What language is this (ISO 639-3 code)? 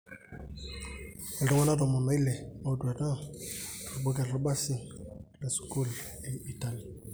mas